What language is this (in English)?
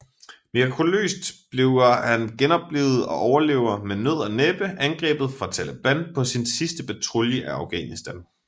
Danish